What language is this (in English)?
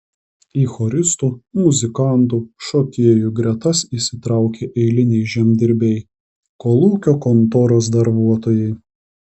Lithuanian